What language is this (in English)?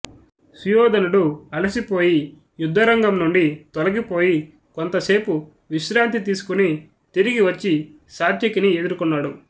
Telugu